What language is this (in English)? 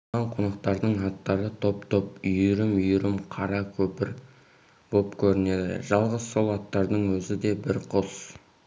Kazakh